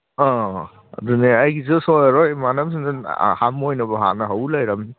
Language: Manipuri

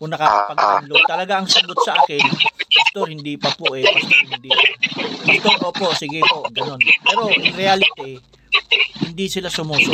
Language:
Filipino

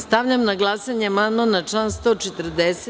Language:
Serbian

